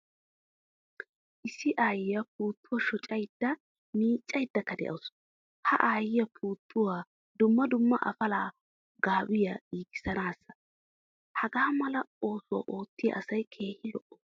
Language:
Wolaytta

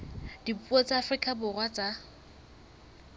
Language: Southern Sotho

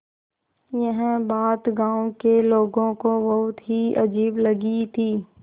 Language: Hindi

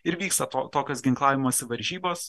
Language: Lithuanian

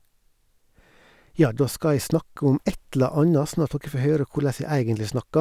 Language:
Norwegian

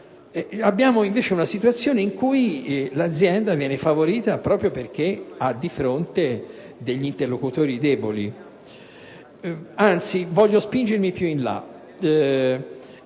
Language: Italian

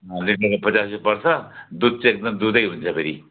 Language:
Nepali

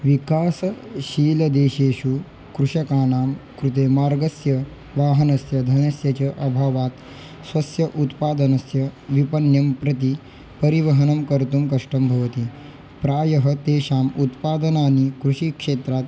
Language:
Sanskrit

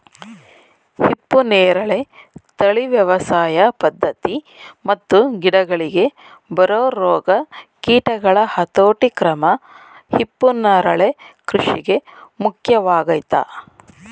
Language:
Kannada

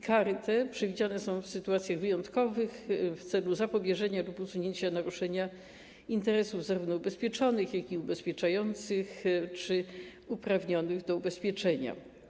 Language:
Polish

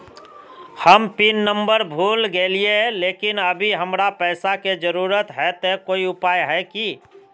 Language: Magahi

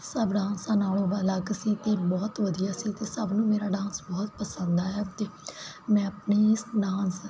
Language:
Punjabi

